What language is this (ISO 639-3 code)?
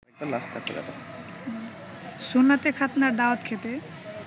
ben